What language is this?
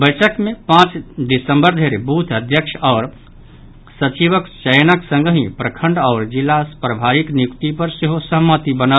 Maithili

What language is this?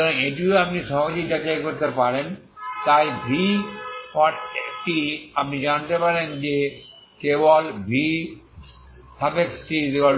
Bangla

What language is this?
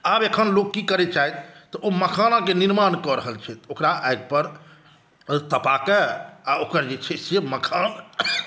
Maithili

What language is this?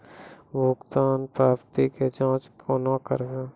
Maithili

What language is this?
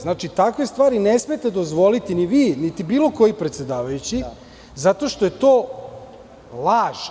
Serbian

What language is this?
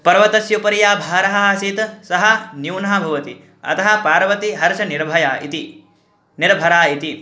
Sanskrit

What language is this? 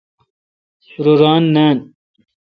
Kalkoti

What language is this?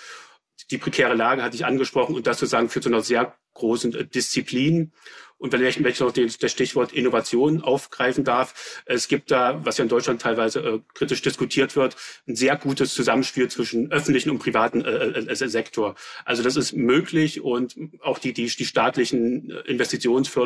German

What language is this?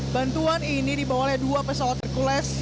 Indonesian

